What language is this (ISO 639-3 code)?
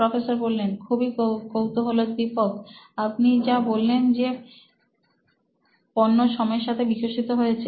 ben